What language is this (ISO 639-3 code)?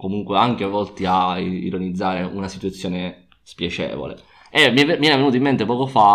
ita